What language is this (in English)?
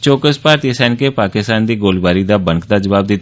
Dogri